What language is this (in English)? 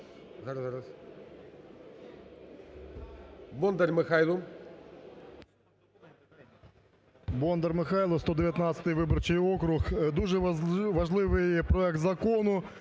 Ukrainian